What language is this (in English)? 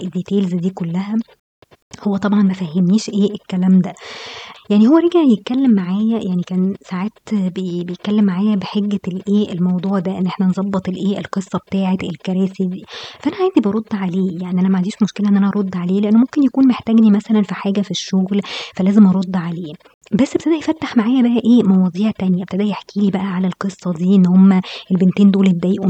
Arabic